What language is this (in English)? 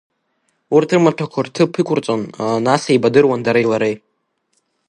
Abkhazian